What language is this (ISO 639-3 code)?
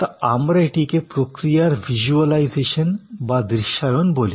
ben